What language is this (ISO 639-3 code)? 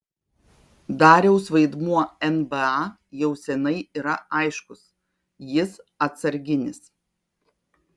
lit